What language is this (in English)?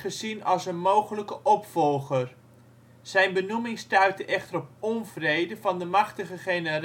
Dutch